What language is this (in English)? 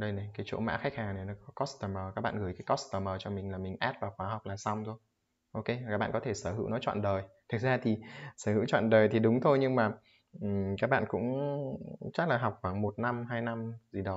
Vietnamese